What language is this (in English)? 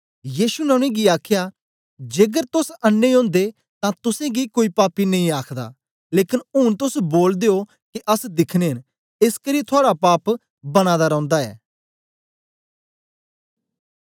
Dogri